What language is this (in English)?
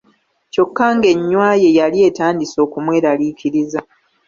Ganda